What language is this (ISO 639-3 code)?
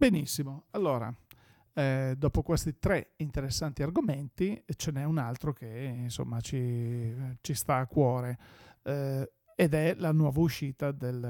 ita